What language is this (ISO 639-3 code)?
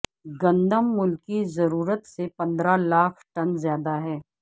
urd